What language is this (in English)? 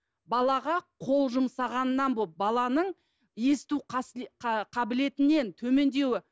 Kazakh